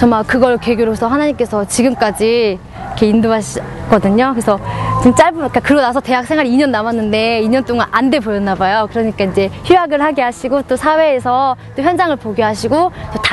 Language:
Korean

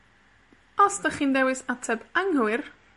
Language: Welsh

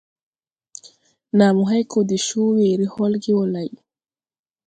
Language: Tupuri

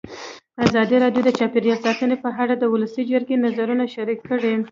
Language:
Pashto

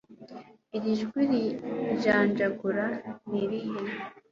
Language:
Kinyarwanda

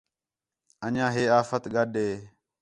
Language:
Khetrani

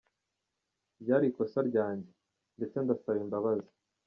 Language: Kinyarwanda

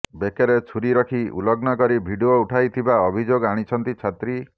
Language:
Odia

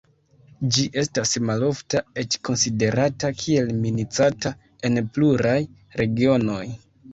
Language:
Esperanto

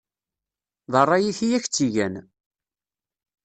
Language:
Kabyle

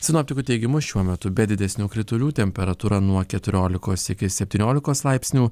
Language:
Lithuanian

